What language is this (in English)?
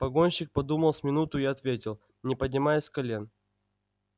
Russian